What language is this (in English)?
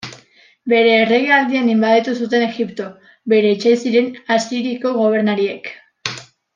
Basque